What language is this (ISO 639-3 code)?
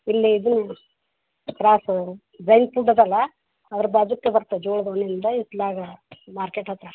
kan